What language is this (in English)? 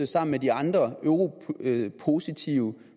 Danish